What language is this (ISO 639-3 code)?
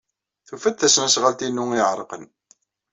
kab